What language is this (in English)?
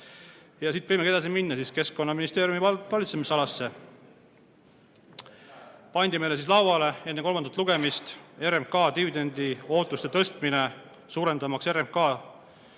Estonian